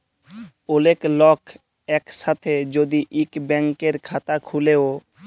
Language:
Bangla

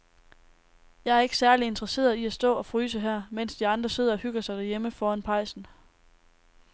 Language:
Danish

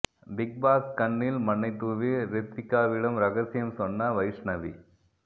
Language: Tamil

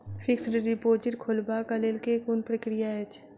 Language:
Maithili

